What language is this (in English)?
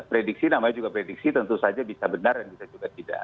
Indonesian